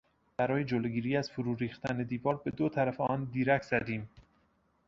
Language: Persian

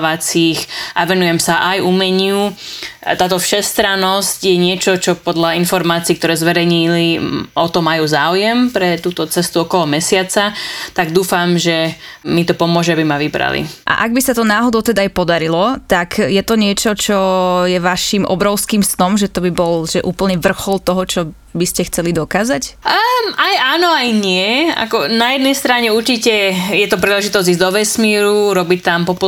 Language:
Slovak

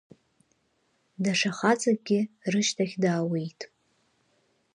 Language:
Abkhazian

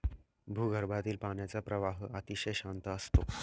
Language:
Marathi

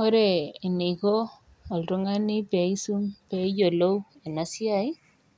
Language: Masai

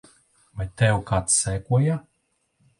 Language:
Latvian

